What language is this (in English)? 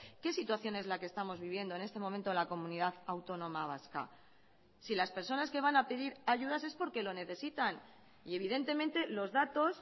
Spanish